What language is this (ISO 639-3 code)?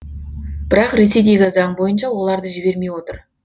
kaz